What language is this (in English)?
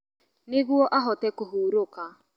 Kikuyu